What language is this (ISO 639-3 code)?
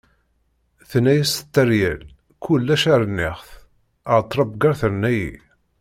kab